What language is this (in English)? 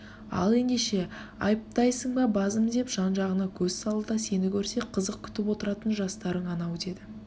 Kazakh